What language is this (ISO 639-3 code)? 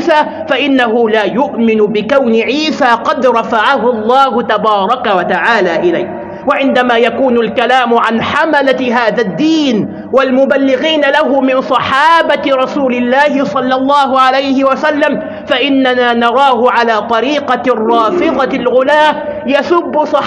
ara